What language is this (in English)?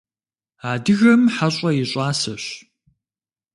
Kabardian